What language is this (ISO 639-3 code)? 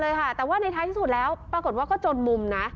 tha